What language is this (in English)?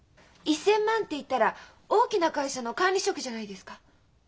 Japanese